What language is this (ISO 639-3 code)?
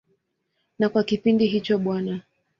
swa